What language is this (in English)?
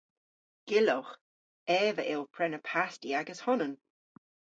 Cornish